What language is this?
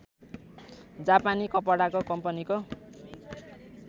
Nepali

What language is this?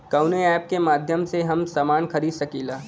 Bhojpuri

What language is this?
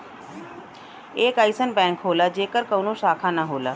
Bhojpuri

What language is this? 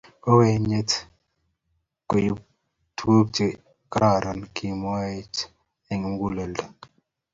Kalenjin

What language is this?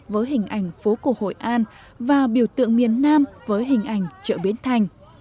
Vietnamese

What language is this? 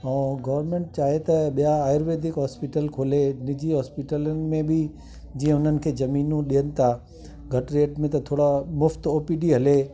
Sindhi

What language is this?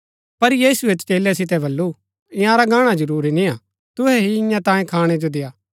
Gaddi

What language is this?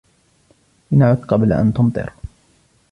Arabic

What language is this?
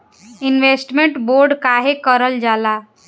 Bhojpuri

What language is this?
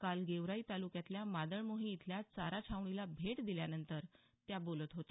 Marathi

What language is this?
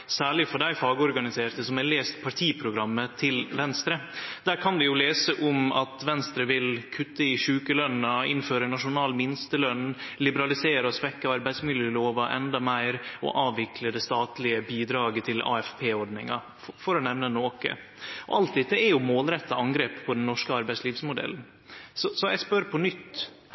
Norwegian Nynorsk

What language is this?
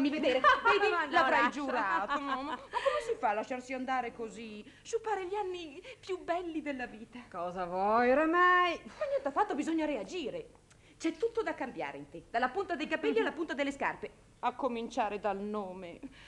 Italian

